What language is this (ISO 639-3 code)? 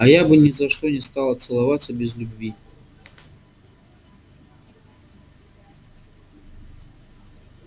rus